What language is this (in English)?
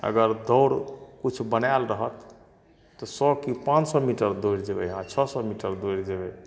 Maithili